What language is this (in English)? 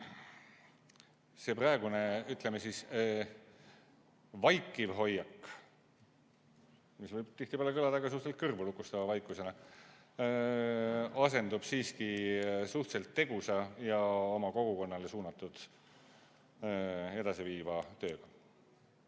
Estonian